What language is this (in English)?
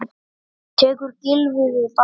Icelandic